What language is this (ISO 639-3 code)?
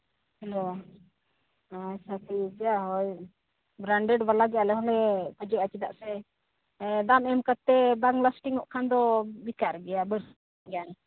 sat